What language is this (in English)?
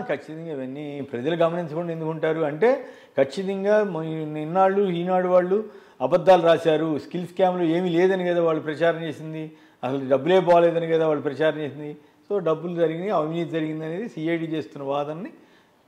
Telugu